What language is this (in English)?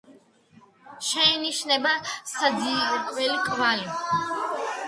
Georgian